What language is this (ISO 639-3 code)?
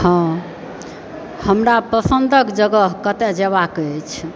mai